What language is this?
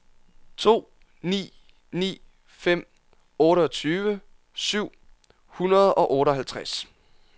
Danish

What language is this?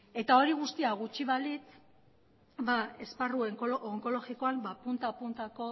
Basque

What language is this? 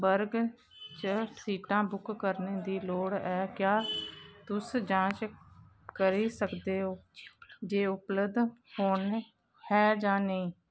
Dogri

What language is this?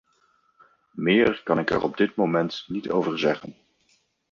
Dutch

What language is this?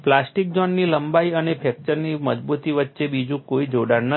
Gujarati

